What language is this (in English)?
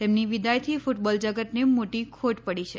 Gujarati